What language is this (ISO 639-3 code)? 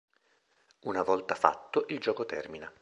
ita